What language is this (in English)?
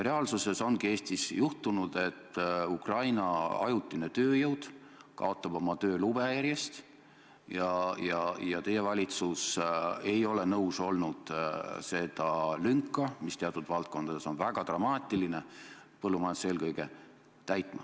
Estonian